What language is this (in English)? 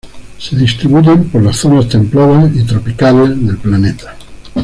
Spanish